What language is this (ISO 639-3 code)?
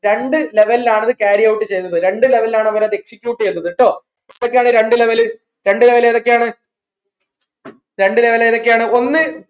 mal